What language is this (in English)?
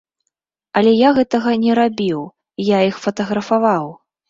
Belarusian